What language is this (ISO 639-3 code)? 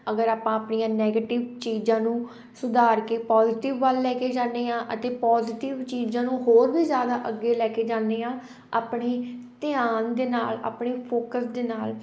pan